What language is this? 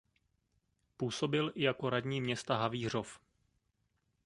Czech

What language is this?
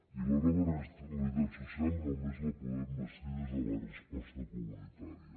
Catalan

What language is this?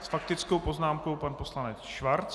Czech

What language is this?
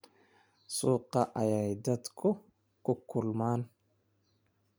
Somali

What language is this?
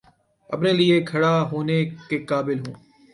Urdu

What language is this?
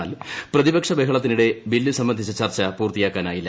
Malayalam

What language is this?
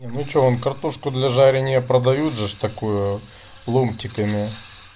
Russian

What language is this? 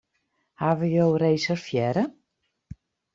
Western Frisian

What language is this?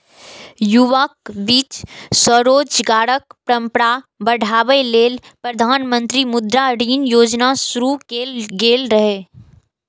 Maithili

